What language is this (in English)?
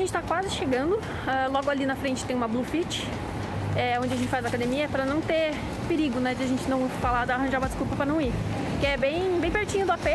Portuguese